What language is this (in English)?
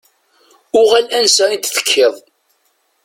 Kabyle